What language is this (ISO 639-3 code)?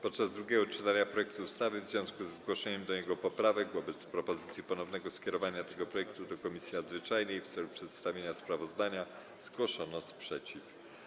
pol